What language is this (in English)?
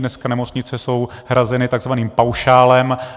Czech